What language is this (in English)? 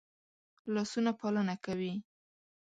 Pashto